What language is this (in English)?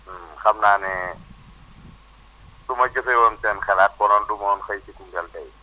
Wolof